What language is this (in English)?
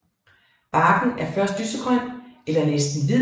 Danish